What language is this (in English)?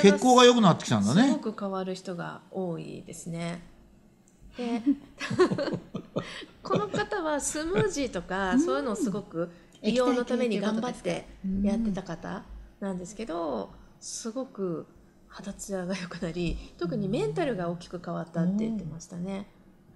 Japanese